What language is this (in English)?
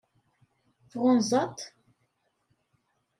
Kabyle